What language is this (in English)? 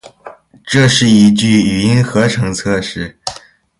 Chinese